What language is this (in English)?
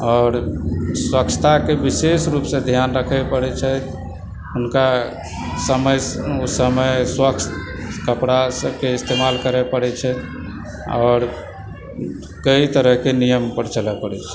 Maithili